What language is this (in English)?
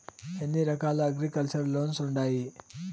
Telugu